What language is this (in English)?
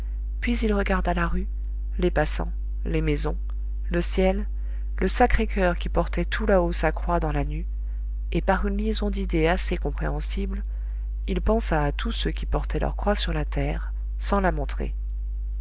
French